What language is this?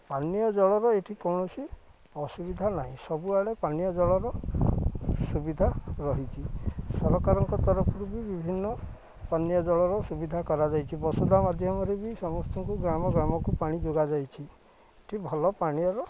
Odia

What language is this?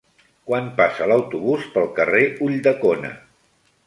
Catalan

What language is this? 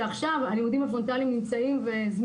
Hebrew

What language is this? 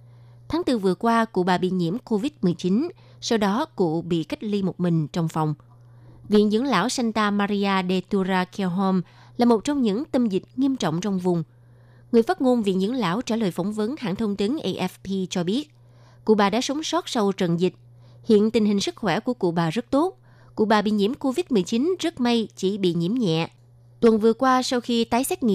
Vietnamese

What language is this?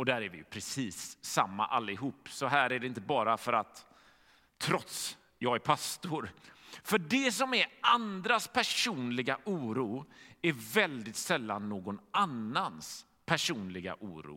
Swedish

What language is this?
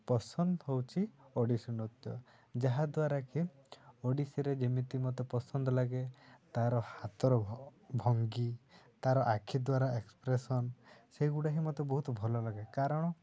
Odia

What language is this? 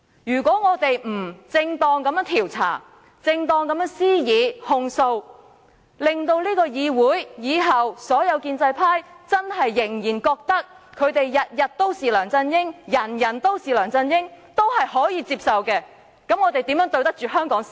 Cantonese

